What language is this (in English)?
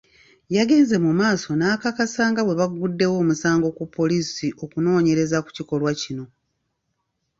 Ganda